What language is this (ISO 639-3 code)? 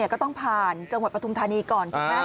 tha